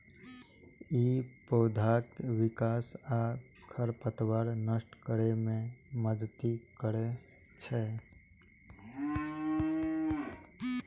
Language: Maithili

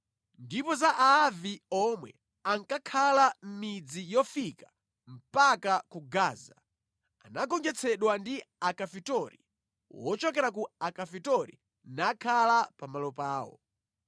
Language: Nyanja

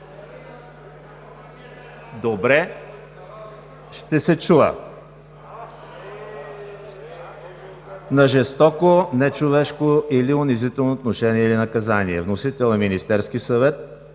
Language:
Bulgarian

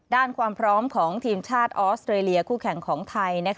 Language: Thai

